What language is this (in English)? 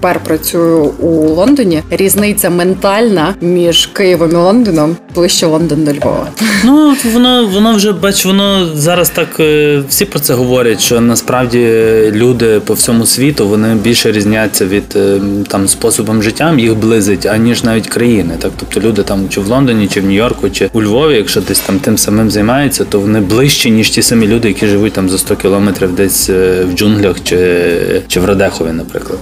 Ukrainian